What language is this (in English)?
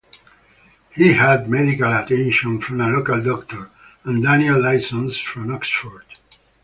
English